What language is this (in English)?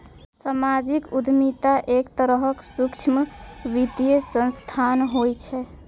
Maithili